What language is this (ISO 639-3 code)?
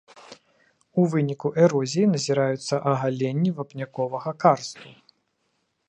bel